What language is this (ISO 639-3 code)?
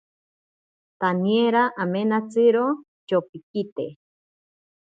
prq